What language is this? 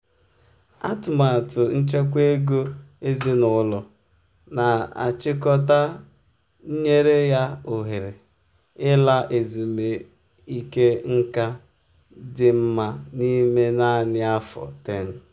Igbo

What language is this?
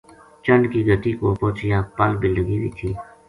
Gujari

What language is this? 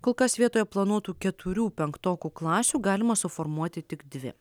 Lithuanian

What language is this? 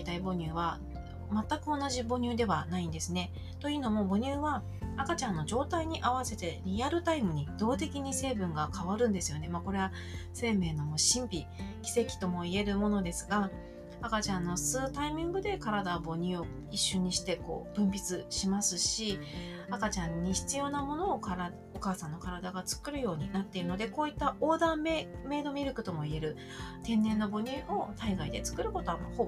Japanese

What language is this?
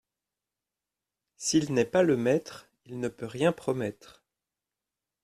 French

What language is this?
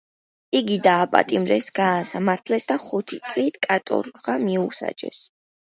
Georgian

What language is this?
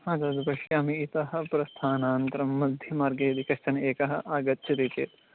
Sanskrit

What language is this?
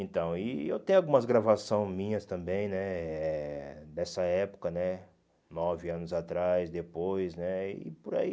Portuguese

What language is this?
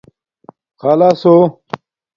Domaaki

